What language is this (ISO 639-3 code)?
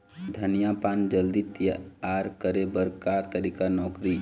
hne